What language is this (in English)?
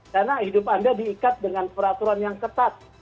Indonesian